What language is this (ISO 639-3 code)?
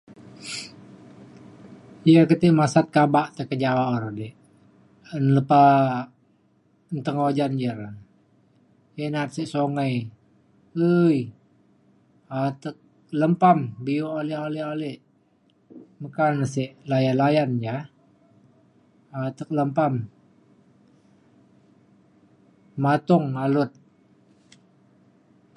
xkl